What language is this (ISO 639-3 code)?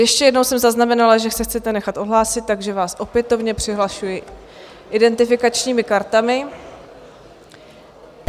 ces